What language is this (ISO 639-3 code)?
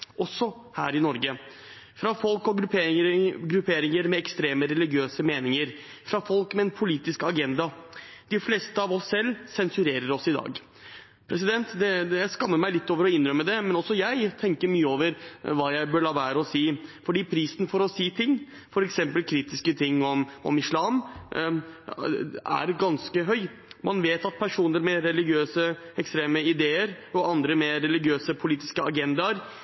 nob